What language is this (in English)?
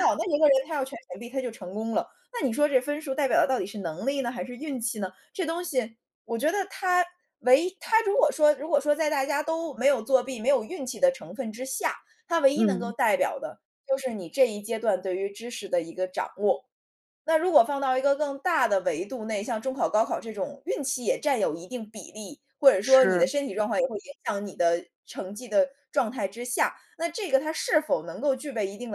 Chinese